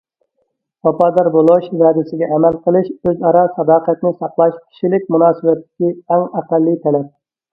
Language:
Uyghur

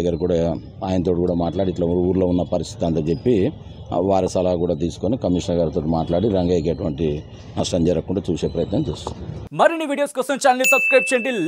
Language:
Telugu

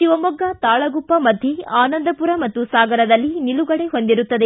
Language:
Kannada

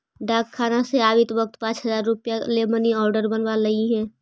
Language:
Magahi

